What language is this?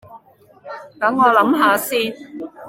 Cantonese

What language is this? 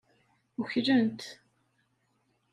Kabyle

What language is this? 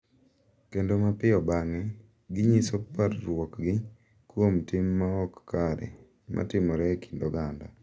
Luo (Kenya and Tanzania)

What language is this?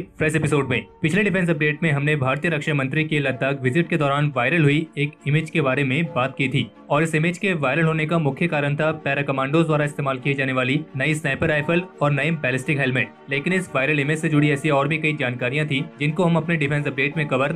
Hindi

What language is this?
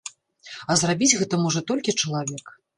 Belarusian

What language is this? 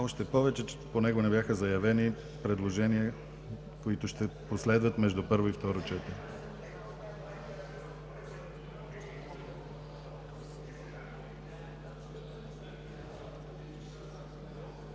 Bulgarian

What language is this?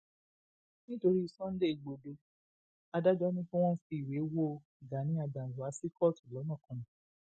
Yoruba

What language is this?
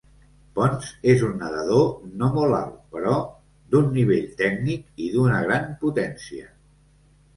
Catalan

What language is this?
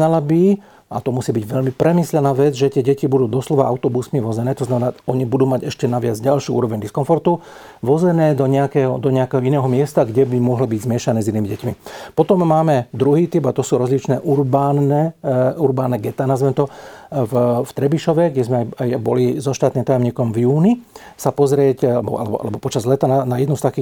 Slovak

